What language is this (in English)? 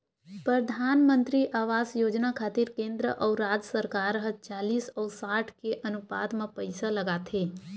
Chhattisgarhi